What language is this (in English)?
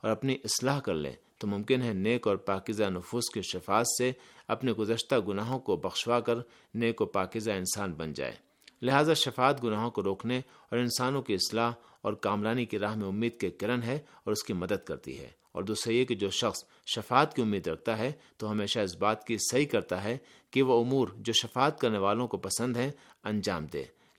Urdu